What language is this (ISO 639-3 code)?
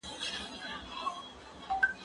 pus